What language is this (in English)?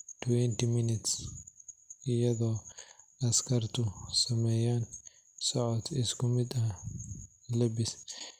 Somali